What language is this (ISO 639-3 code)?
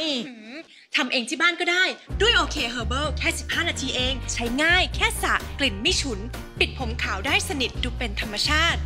tha